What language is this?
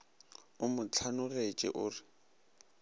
Northern Sotho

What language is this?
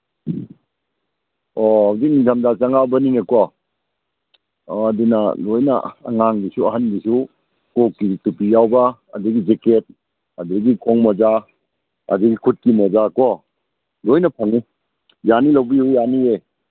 Manipuri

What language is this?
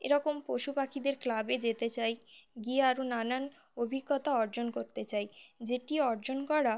Bangla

